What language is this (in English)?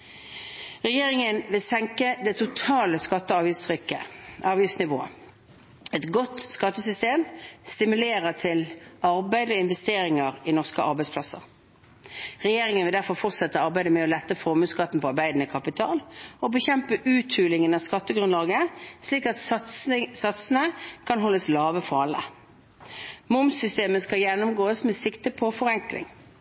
Norwegian Bokmål